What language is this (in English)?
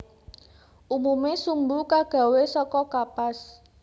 Javanese